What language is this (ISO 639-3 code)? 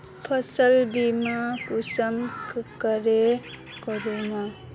mag